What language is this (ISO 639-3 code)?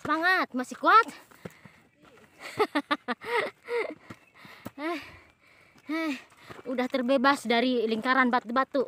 ind